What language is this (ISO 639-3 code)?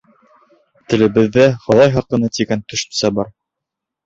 bak